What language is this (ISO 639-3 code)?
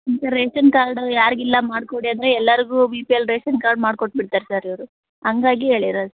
kan